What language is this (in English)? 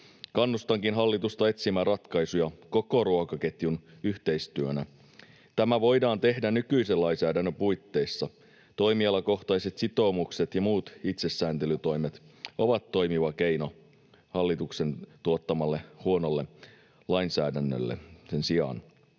Finnish